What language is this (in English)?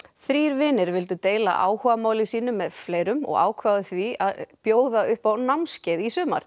Icelandic